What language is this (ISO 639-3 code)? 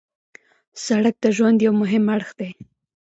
pus